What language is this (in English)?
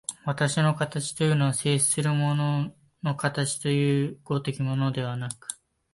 Japanese